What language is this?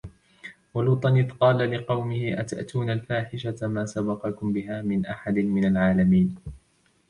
Arabic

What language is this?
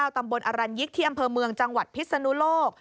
Thai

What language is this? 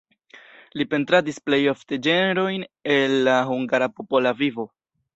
Esperanto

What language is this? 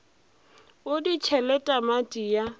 Northern Sotho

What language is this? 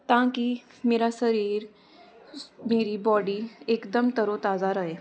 Punjabi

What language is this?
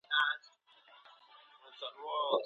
Pashto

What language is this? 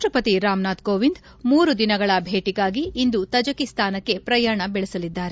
Kannada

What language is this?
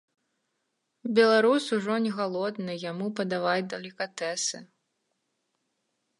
Belarusian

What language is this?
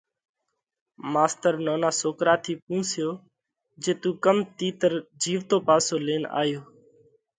Parkari Koli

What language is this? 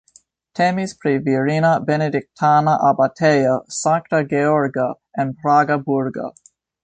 Esperanto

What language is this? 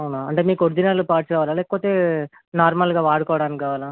Telugu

